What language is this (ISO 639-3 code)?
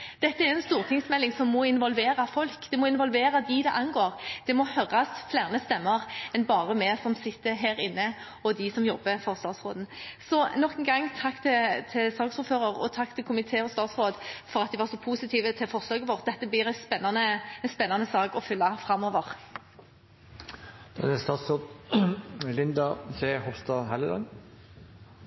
nob